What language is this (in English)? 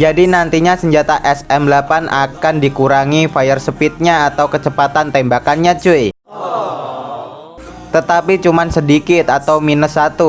Indonesian